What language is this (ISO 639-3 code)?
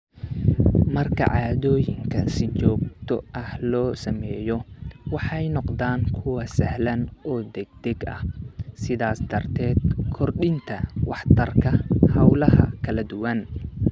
som